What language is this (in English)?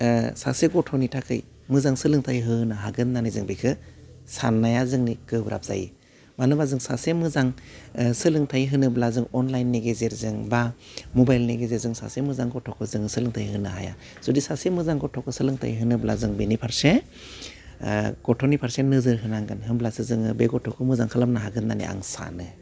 Bodo